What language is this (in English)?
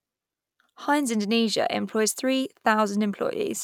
English